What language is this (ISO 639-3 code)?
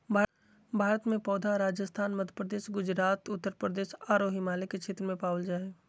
mag